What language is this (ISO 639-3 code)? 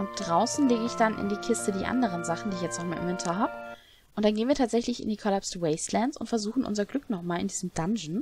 deu